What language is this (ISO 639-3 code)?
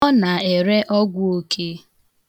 ibo